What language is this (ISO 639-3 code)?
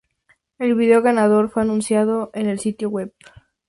spa